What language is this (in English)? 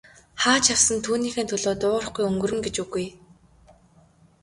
Mongolian